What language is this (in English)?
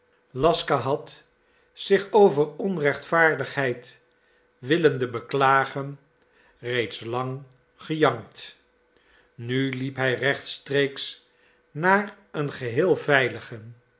Dutch